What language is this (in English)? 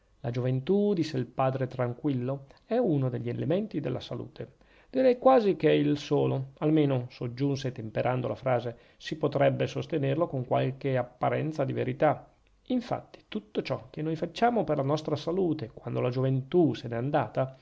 Italian